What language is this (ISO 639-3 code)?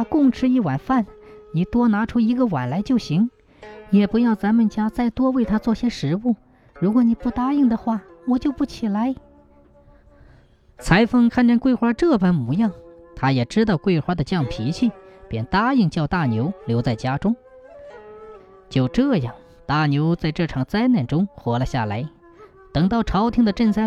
zho